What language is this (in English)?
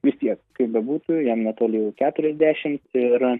Lithuanian